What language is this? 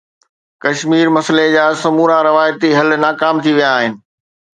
Sindhi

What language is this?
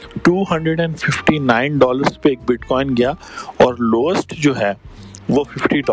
Urdu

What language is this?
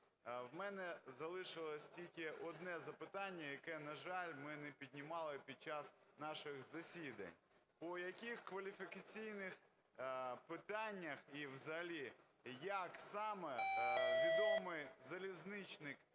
Ukrainian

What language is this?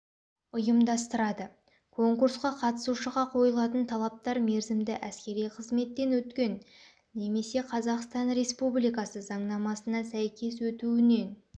Kazakh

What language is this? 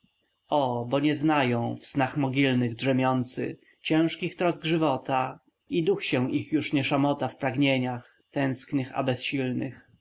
Polish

